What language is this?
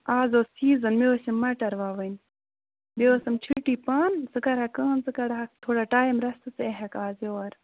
Kashmiri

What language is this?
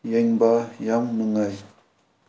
Manipuri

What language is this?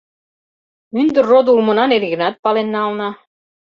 Mari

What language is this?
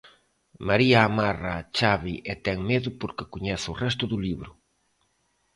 Galician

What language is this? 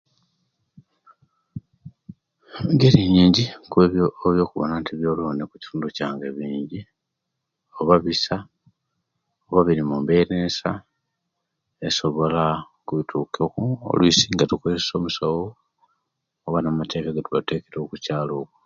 Kenyi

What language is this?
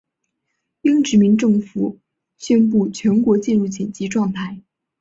Chinese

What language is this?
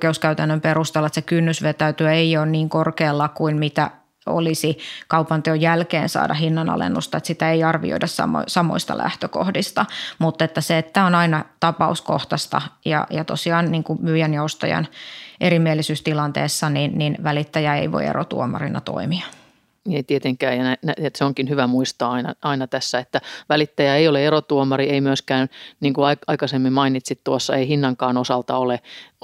Finnish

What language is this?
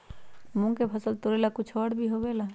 Magahi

